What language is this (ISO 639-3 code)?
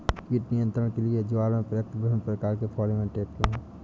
hin